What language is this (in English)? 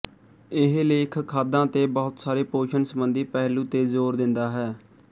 Punjabi